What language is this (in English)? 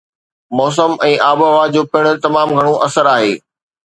Sindhi